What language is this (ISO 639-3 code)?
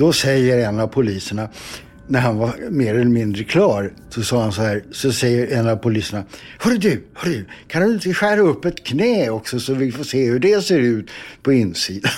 swe